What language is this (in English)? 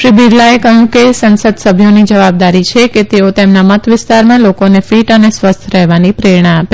Gujarati